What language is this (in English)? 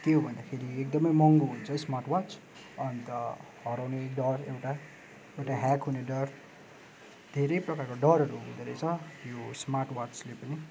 Nepali